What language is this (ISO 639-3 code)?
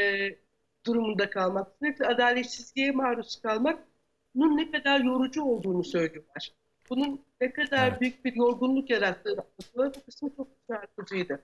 tur